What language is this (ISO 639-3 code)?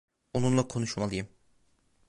tur